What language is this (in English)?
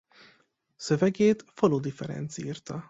Hungarian